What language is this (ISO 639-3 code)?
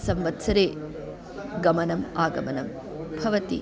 san